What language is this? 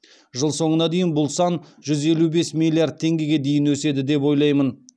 Kazakh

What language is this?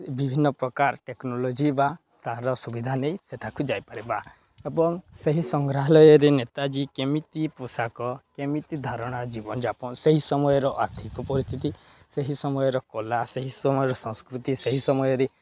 Odia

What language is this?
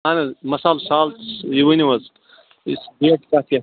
Kashmiri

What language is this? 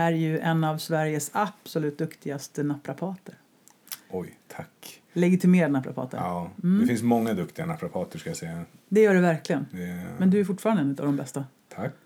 Swedish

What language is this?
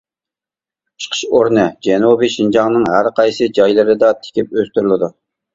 Uyghur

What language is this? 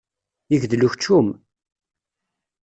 Kabyle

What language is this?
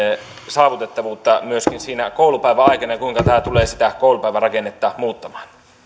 Finnish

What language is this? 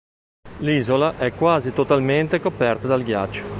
Italian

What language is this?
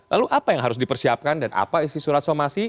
Indonesian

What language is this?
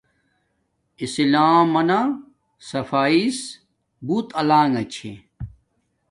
Domaaki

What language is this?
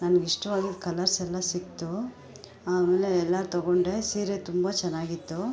Kannada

